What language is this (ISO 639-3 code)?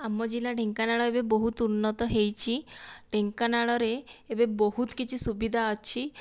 ori